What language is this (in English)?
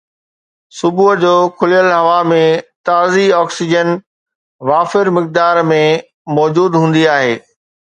Sindhi